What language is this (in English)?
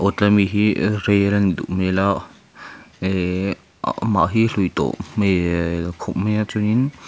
Mizo